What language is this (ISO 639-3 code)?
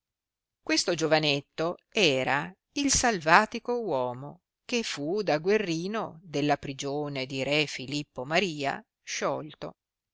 ita